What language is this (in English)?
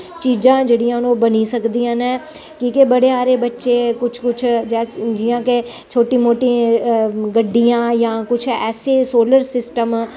Dogri